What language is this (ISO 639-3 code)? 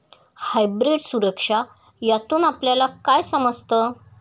mar